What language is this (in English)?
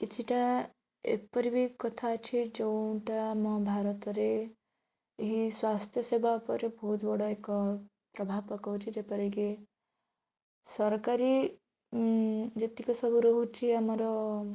Odia